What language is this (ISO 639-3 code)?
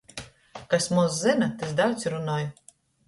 ltg